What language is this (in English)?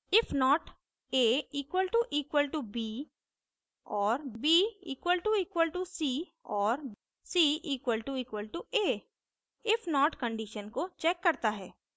Hindi